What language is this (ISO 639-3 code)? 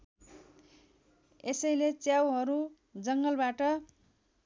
nep